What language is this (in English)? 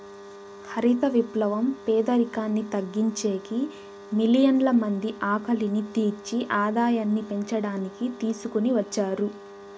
Telugu